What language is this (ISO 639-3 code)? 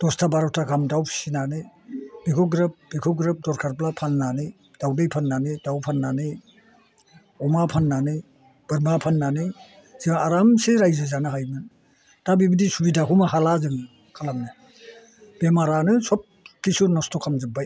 brx